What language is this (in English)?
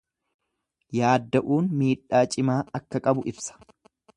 Oromo